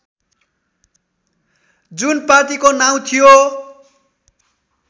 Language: Nepali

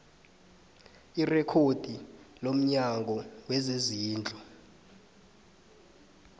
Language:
South Ndebele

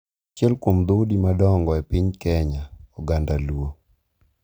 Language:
Luo (Kenya and Tanzania)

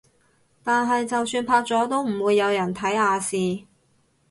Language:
Cantonese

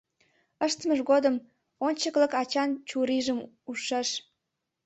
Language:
Mari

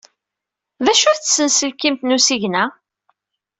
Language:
Kabyle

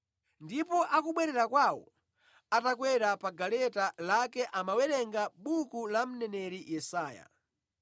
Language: Nyanja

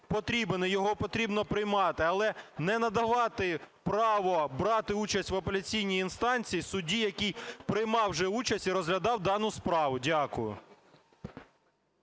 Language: Ukrainian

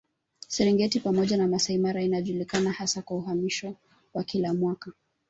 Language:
Swahili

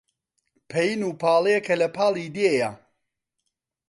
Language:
Central Kurdish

